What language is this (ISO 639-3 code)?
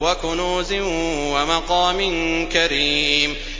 ara